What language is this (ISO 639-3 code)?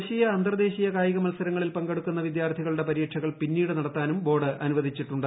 mal